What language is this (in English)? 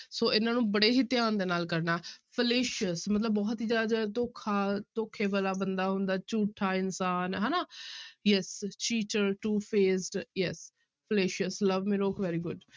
Punjabi